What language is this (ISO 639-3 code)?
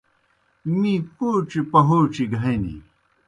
plk